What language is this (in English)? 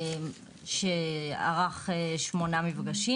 Hebrew